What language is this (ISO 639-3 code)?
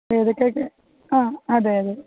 mal